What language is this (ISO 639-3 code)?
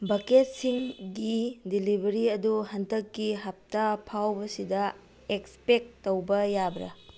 mni